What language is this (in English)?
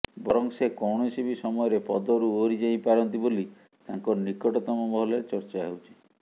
Odia